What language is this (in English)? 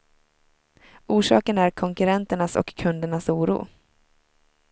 Swedish